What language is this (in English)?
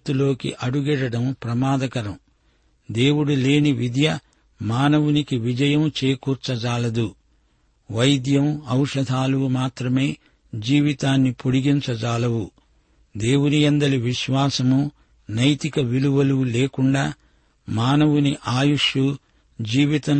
Telugu